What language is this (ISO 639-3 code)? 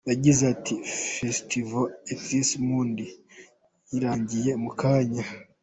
kin